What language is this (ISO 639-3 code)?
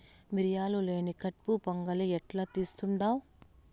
tel